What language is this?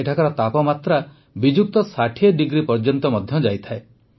Odia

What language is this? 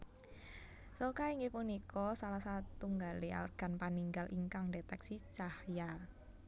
Javanese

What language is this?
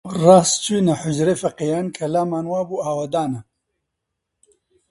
Central Kurdish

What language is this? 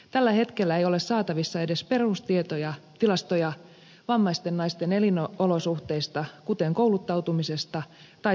Finnish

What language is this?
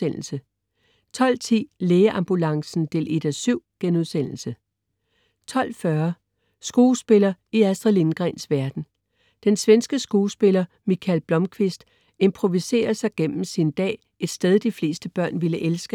Danish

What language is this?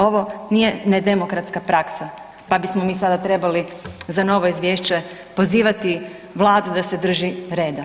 Croatian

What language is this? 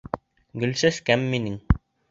Bashkir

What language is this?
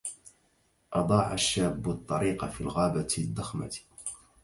Arabic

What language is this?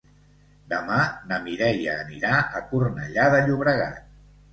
Catalan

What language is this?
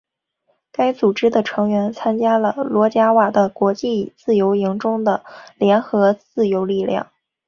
Chinese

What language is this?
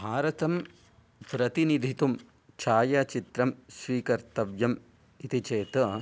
Sanskrit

